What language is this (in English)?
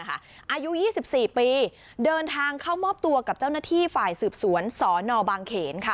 Thai